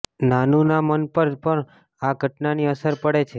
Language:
Gujarati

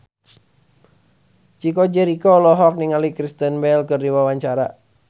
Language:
Sundanese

